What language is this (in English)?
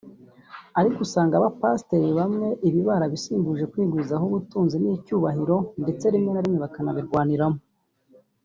Kinyarwanda